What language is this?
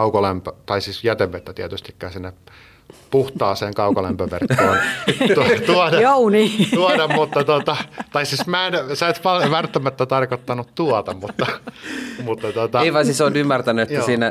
Finnish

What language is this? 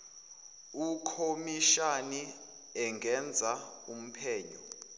Zulu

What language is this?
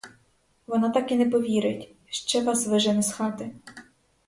Ukrainian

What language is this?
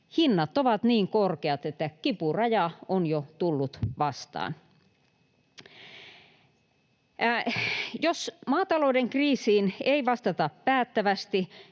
Finnish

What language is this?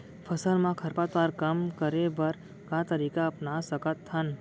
Chhattisgarhi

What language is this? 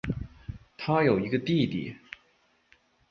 Chinese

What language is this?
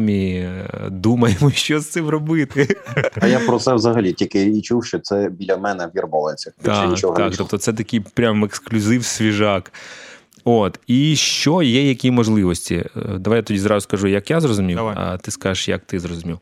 Ukrainian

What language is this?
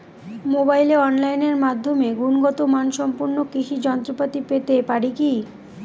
Bangla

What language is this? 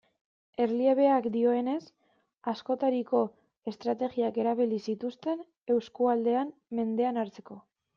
Basque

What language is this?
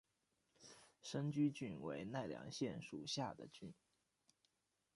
Chinese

